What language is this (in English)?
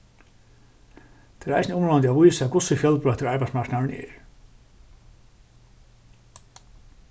Faroese